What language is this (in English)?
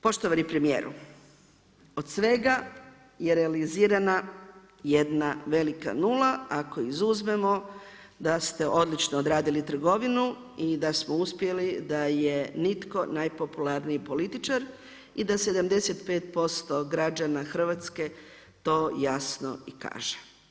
Croatian